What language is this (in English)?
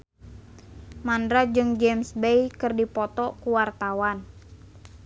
Sundanese